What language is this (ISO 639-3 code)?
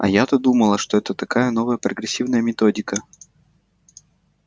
rus